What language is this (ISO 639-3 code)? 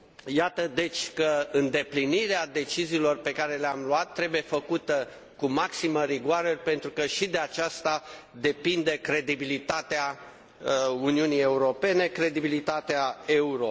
ron